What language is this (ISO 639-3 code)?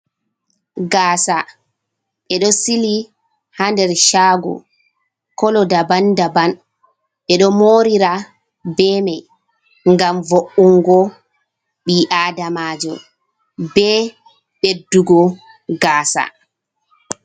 ful